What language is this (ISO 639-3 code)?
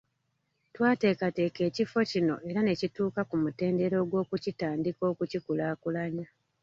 lug